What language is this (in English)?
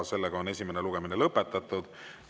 Estonian